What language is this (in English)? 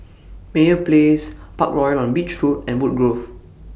English